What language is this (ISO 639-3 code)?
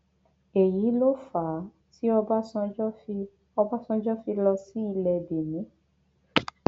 yor